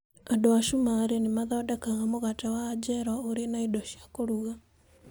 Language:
Kikuyu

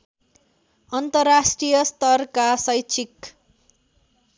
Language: Nepali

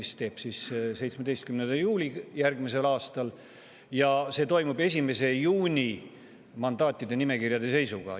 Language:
Estonian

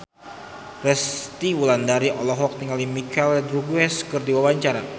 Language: Sundanese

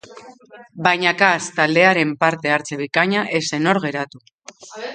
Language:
Basque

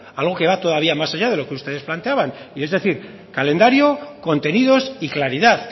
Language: Spanish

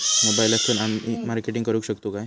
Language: Marathi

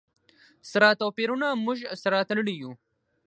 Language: Pashto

